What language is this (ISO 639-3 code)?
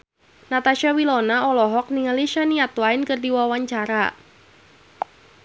sun